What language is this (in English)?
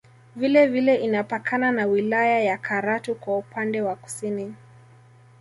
Swahili